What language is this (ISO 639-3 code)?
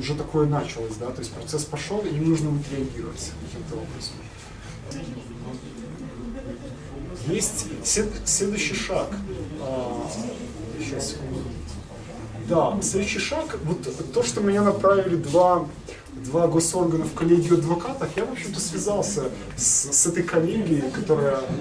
rus